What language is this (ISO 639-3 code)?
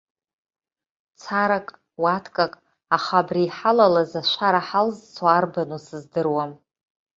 abk